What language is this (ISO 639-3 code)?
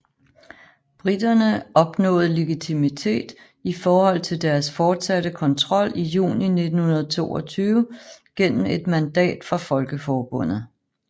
dan